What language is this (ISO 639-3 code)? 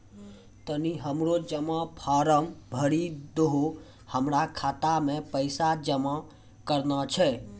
mai